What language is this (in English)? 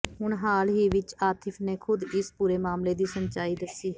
Punjabi